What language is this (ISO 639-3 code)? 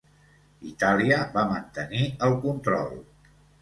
cat